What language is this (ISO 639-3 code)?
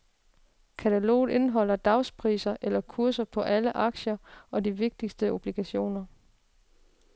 dan